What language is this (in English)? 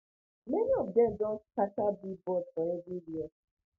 Nigerian Pidgin